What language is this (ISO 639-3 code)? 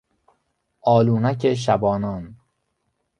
fas